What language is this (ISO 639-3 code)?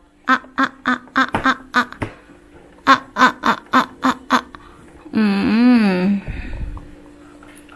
ind